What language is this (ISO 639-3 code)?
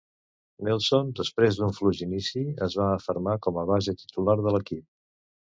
cat